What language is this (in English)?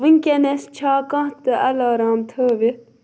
Kashmiri